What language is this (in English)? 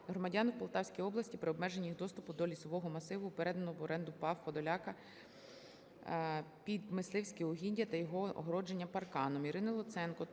Ukrainian